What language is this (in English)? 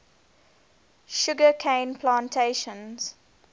English